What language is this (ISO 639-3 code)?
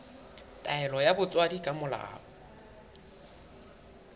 sot